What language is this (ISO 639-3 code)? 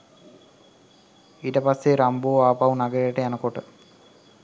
sin